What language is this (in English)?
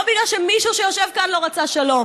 Hebrew